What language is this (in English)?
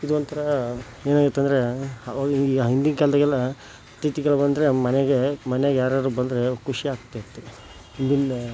Kannada